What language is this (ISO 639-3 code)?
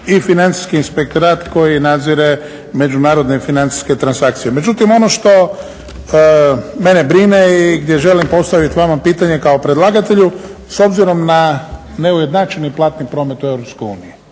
hrv